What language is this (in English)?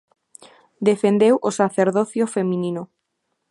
Galician